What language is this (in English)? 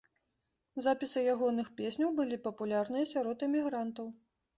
Belarusian